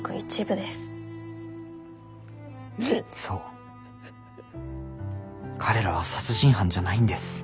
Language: Japanese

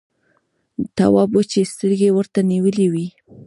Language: Pashto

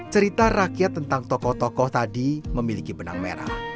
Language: Indonesian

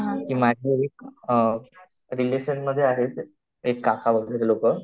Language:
Marathi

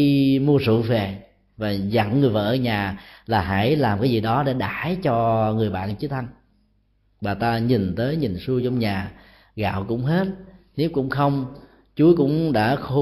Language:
Vietnamese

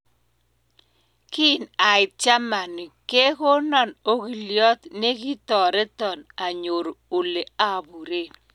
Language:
Kalenjin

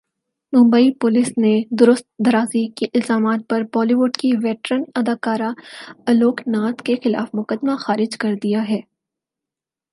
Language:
Urdu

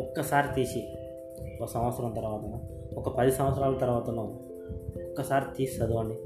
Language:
Telugu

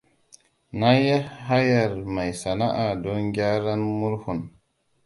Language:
Hausa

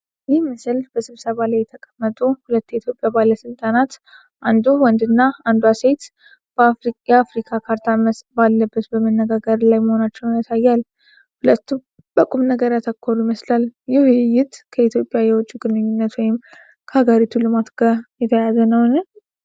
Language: Amharic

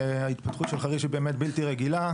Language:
Hebrew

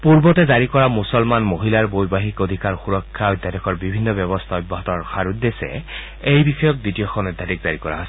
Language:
Assamese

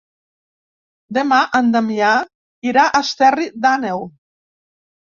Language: Catalan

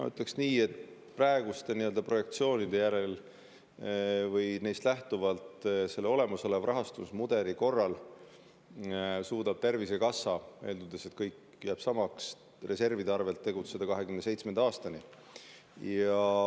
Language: Estonian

